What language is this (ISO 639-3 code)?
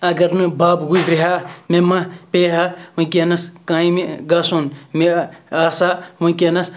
kas